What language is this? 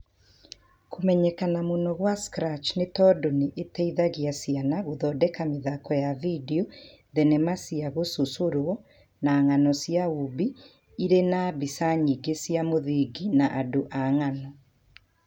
Kikuyu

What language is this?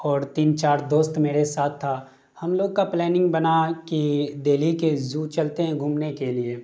Urdu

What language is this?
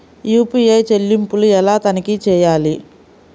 Telugu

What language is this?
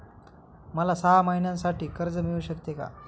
Marathi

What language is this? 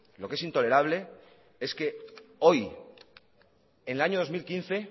Spanish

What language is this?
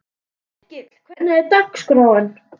Icelandic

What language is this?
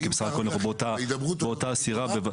Hebrew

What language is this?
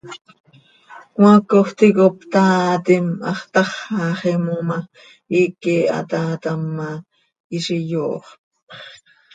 Seri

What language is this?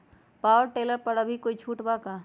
Magahi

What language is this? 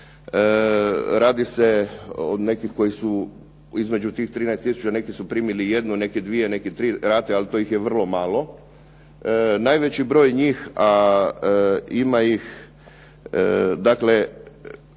Croatian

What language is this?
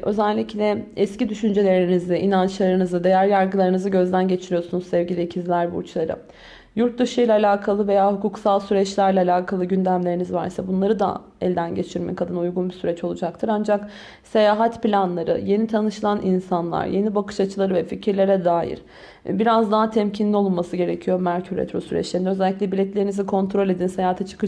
Turkish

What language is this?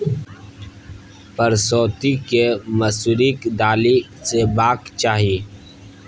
Maithili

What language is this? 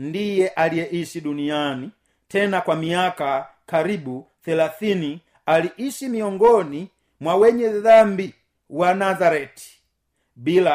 Swahili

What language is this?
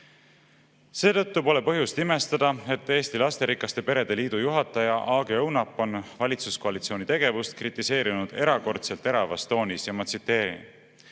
Estonian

